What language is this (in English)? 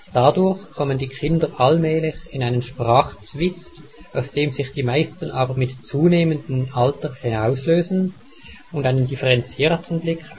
German